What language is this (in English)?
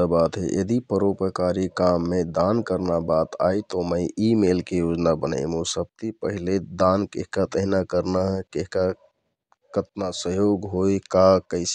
Kathoriya Tharu